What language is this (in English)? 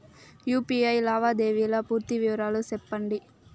Telugu